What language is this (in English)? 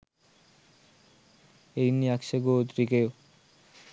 Sinhala